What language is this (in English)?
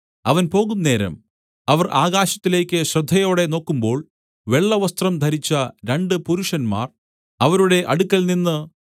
Malayalam